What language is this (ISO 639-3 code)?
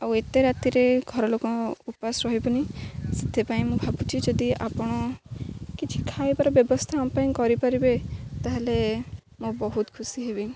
ori